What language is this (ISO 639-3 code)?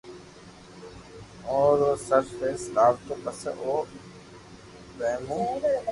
lrk